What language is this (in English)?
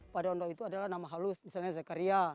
Indonesian